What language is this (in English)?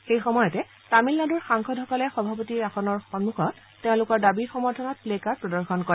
Assamese